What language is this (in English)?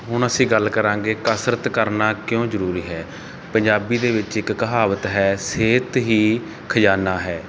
Punjabi